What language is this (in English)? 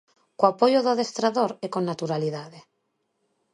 Galician